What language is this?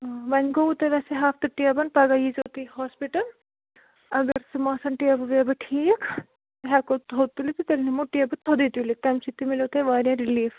Kashmiri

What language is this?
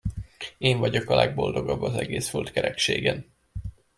Hungarian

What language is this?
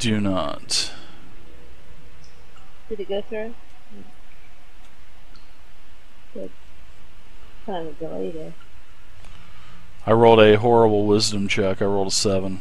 English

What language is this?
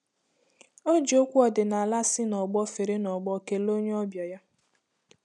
Igbo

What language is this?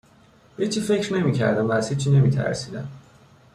Persian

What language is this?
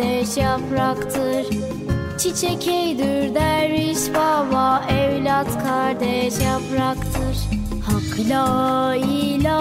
Turkish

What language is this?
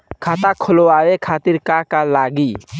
Bhojpuri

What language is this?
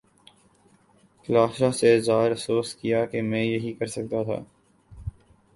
Urdu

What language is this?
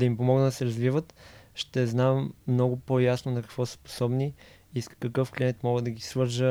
Bulgarian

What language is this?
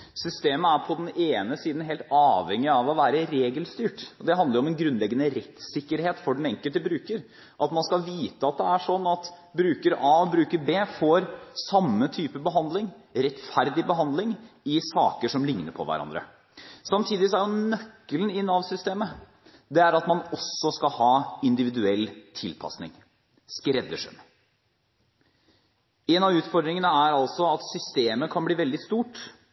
Norwegian Bokmål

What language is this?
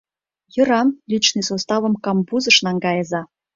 Mari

